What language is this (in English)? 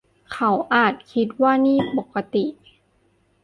Thai